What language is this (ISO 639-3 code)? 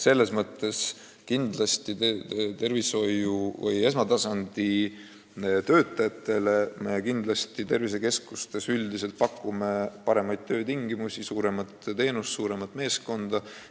est